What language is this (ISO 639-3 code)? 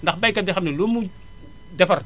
wol